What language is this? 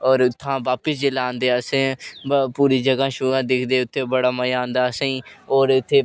Dogri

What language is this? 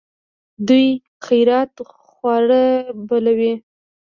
Pashto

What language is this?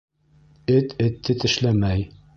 Bashkir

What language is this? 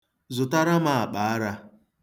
Igbo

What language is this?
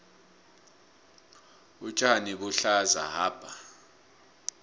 South Ndebele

